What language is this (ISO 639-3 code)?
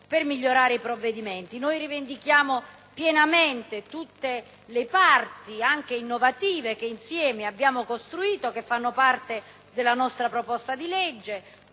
ita